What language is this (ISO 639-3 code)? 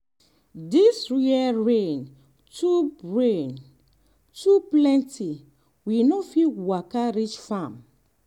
pcm